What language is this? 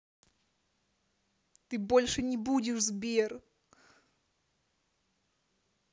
Russian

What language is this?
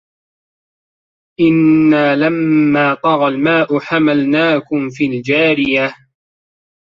Arabic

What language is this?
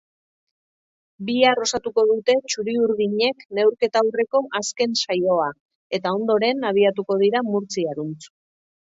Basque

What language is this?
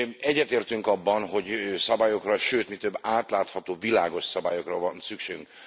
Hungarian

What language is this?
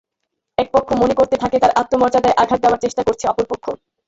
Bangla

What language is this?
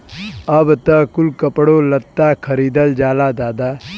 Bhojpuri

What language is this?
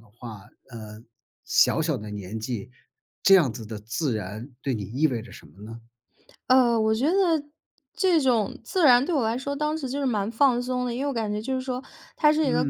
Chinese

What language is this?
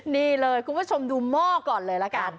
Thai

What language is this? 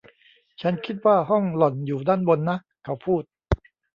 Thai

